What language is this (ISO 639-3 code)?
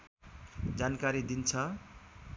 nep